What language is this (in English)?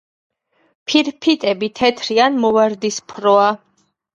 Georgian